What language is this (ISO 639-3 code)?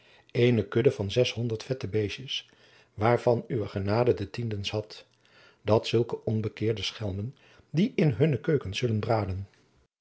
nld